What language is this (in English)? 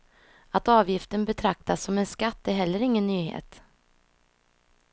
Swedish